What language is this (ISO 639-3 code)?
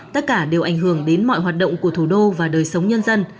vie